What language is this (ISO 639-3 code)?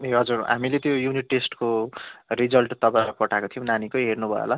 nep